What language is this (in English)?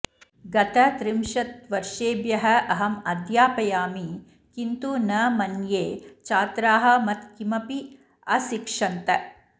Sanskrit